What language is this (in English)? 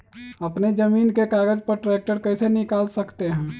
Magahi